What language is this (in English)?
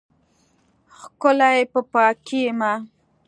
Pashto